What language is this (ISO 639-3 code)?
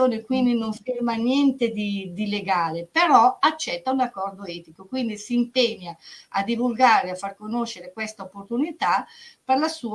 ita